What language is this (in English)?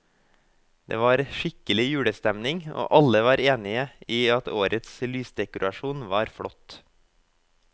Norwegian